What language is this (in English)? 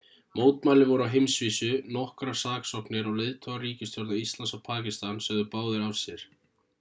Icelandic